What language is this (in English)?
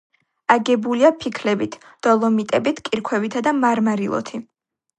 Georgian